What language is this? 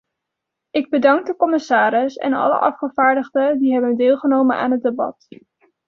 Dutch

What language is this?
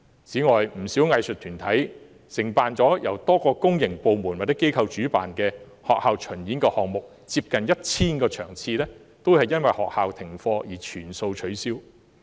Cantonese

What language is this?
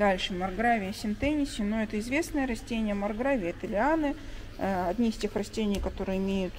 Russian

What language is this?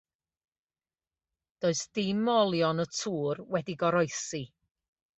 Welsh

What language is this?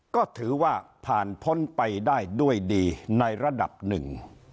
Thai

